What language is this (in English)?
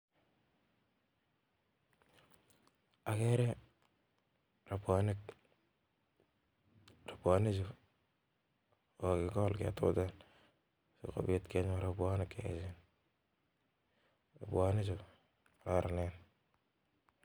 Kalenjin